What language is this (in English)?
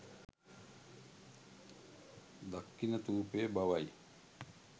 Sinhala